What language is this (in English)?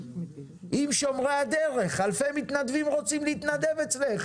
Hebrew